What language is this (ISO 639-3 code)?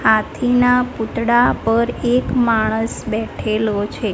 guj